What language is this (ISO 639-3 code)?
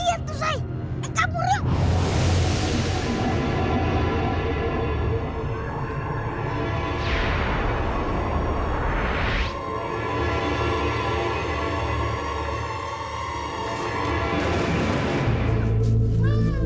ind